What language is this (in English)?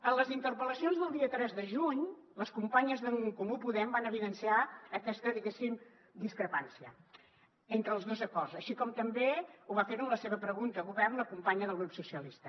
Catalan